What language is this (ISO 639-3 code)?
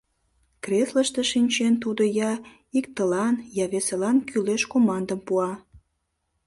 chm